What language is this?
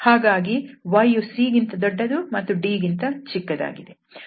Kannada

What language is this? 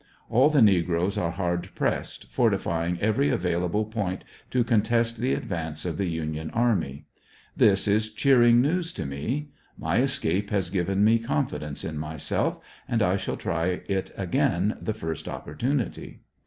English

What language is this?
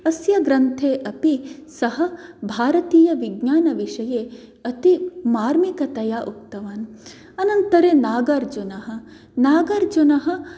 Sanskrit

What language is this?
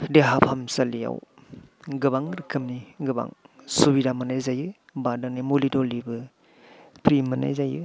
Bodo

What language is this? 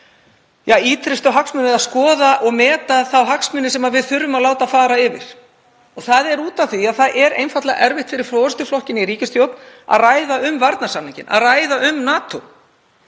Icelandic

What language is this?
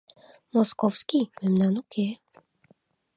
Mari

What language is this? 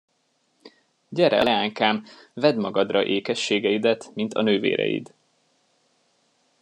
Hungarian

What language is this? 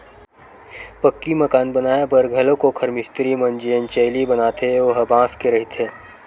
Chhattisgarhi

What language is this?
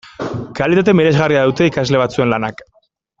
Basque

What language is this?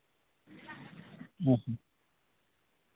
Santali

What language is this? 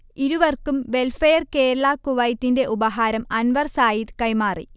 Malayalam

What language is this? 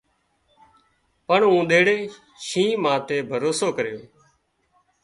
Wadiyara Koli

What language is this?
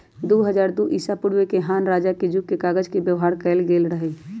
Magahi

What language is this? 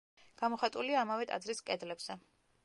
Georgian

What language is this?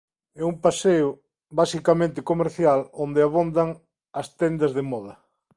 Galician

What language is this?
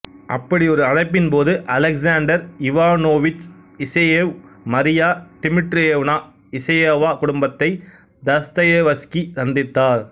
Tamil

